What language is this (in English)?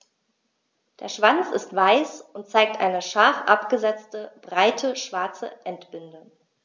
German